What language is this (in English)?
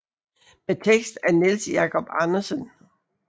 Danish